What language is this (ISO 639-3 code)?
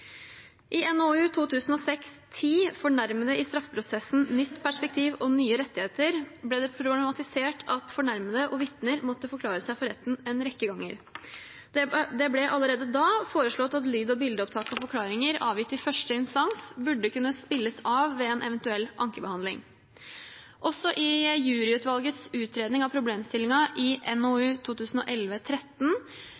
nob